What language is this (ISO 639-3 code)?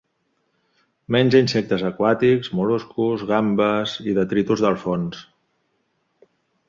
cat